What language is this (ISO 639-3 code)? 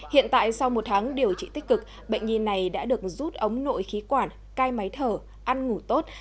vie